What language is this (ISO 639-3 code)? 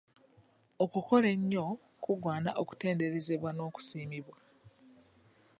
lug